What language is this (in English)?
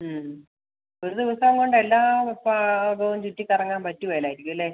Malayalam